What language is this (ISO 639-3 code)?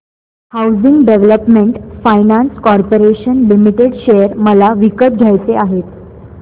mar